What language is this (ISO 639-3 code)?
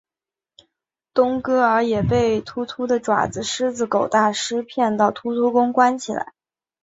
zho